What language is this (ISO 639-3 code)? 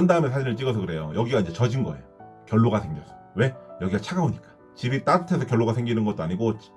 kor